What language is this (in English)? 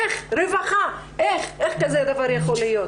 Hebrew